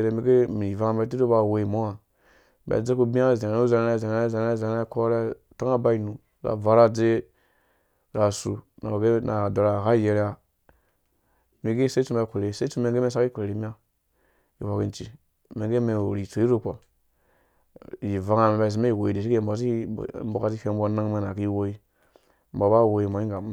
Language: Dũya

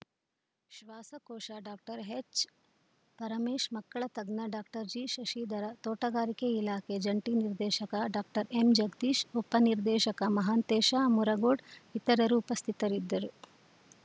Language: Kannada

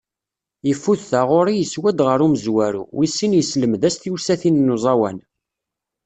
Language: Kabyle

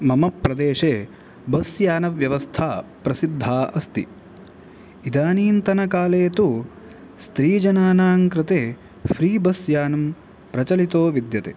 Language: Sanskrit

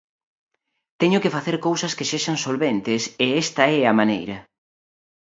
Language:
Galician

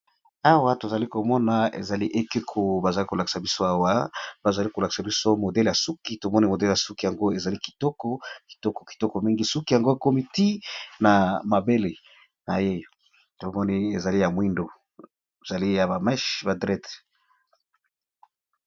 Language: Lingala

